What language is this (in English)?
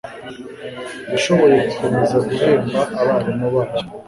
Kinyarwanda